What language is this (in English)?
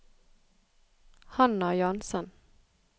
Norwegian